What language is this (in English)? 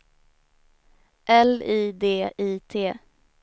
Swedish